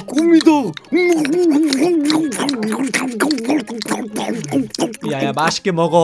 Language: Korean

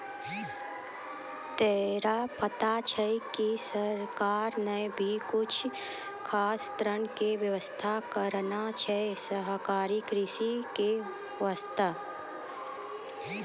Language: Maithili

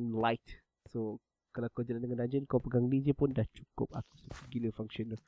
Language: Malay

